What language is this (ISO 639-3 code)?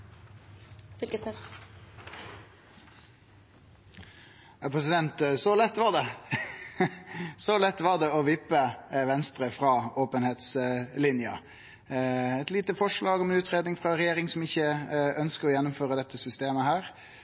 nno